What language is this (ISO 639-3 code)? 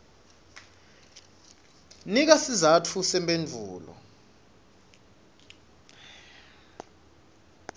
ssw